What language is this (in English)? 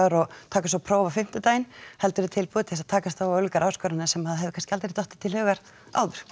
Icelandic